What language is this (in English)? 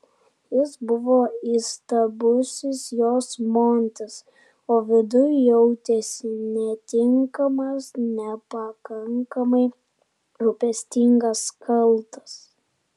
Lithuanian